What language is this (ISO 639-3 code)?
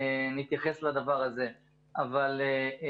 heb